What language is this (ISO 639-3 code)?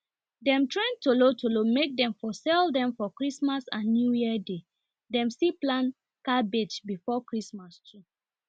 pcm